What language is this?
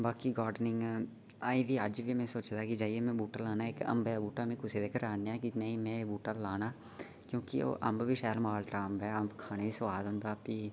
Dogri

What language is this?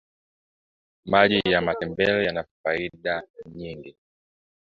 Swahili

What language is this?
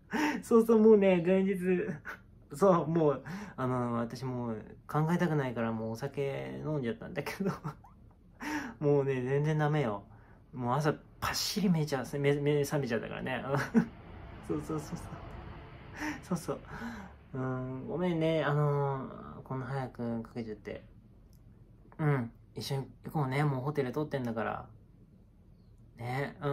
Japanese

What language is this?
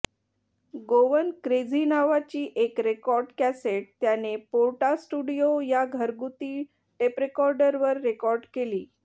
Marathi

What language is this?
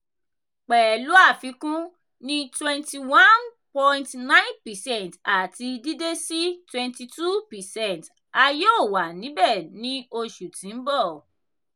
Yoruba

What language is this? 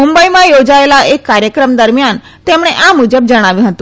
Gujarati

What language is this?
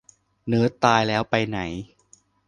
Thai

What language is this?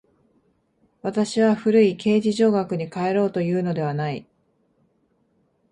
Japanese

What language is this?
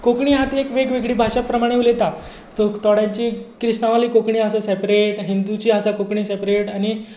Konkani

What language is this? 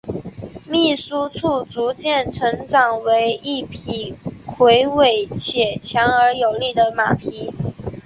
Chinese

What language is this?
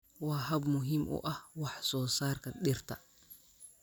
Somali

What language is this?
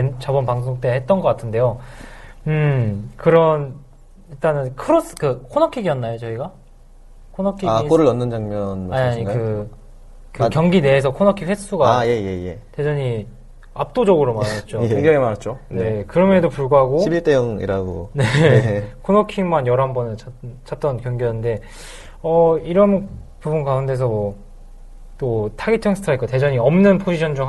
Korean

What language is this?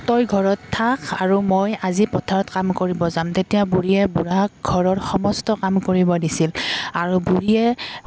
Assamese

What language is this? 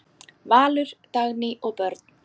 Icelandic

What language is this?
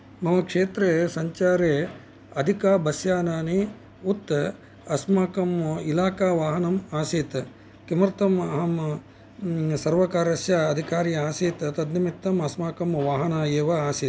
Sanskrit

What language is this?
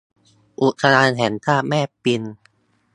Thai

